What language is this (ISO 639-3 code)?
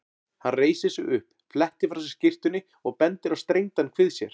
isl